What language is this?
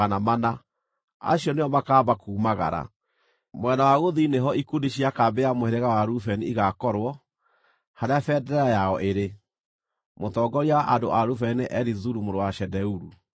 Kikuyu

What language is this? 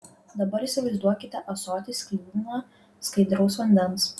Lithuanian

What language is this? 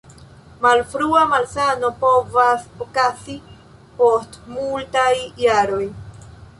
Esperanto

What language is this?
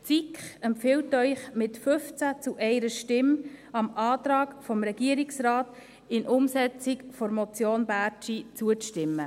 Swiss German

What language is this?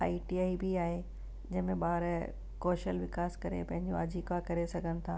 Sindhi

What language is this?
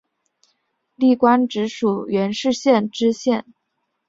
Chinese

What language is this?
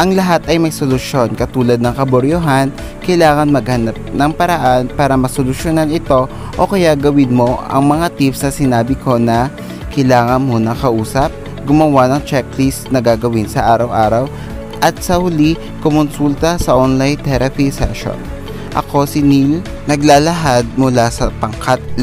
Filipino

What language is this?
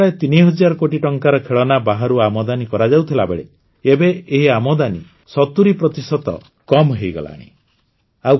Odia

